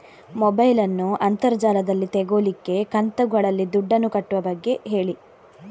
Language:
Kannada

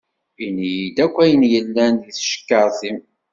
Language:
Kabyle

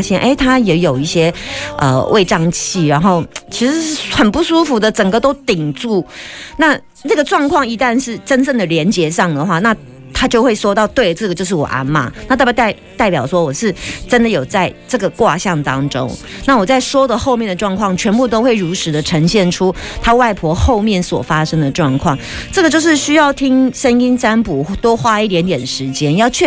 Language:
Chinese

